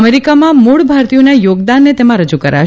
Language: Gujarati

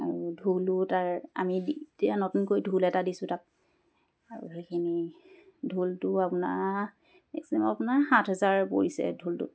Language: Assamese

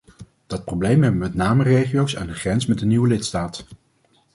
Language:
Dutch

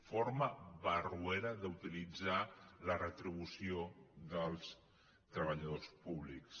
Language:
Catalan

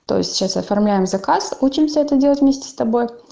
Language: Russian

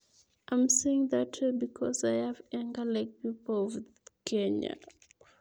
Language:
Kalenjin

